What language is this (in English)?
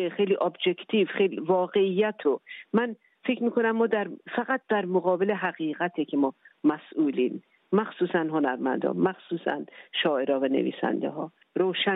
Persian